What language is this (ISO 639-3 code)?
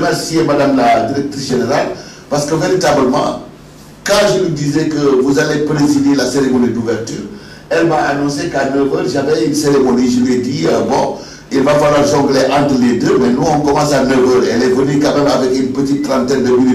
fra